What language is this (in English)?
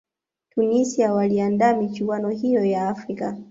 Swahili